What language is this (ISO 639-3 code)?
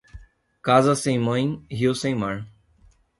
por